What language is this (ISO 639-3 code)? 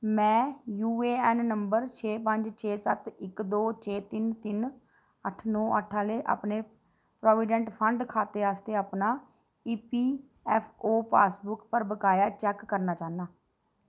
doi